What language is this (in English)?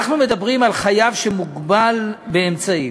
Hebrew